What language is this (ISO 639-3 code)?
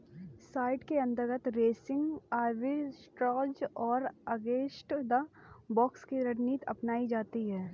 hin